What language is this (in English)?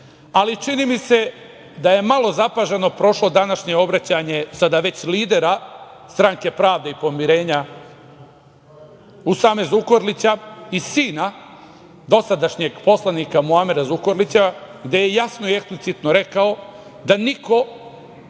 Serbian